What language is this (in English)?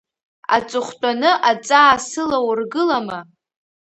Abkhazian